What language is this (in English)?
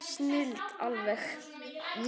Icelandic